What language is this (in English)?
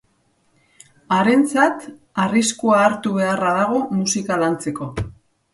Basque